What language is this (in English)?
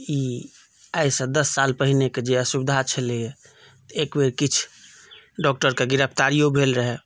Maithili